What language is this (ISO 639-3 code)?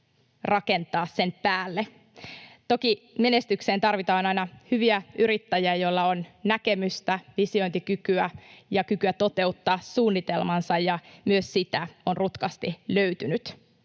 fin